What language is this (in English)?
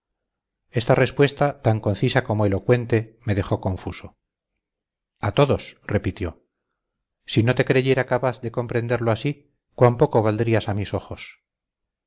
Spanish